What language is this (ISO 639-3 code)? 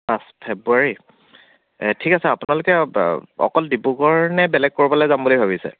asm